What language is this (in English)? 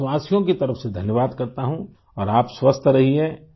Urdu